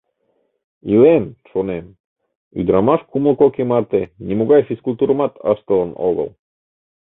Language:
Mari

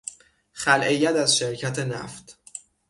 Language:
Persian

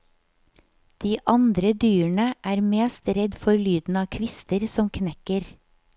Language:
Norwegian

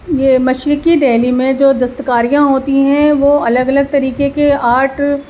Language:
Urdu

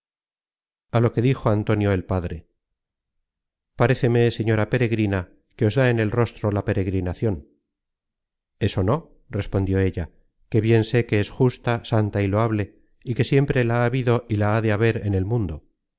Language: Spanish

